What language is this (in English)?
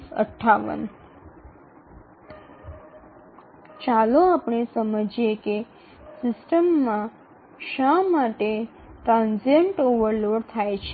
Bangla